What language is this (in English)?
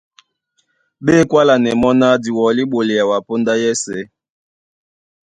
Duala